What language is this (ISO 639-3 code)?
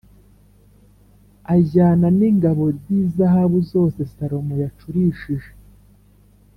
kin